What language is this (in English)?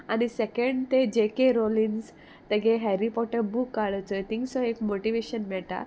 Konkani